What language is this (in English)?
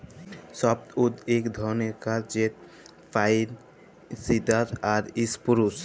Bangla